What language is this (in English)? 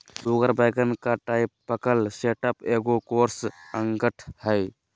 Magahi